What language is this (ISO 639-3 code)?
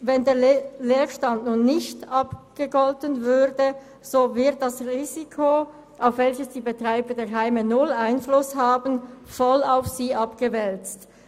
gsw